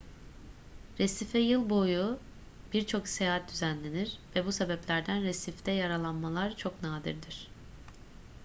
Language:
Turkish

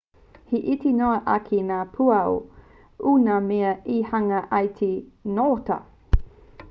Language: Māori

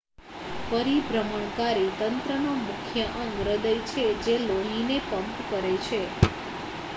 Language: Gujarati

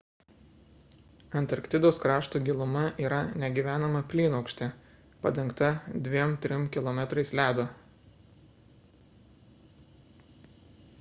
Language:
Lithuanian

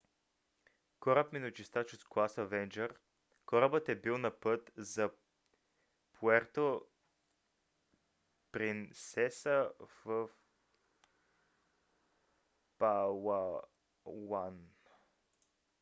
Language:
Bulgarian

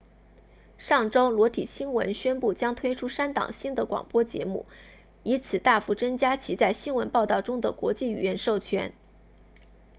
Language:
Chinese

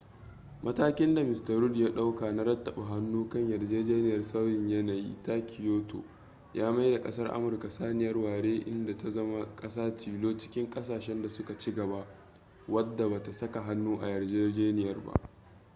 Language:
Hausa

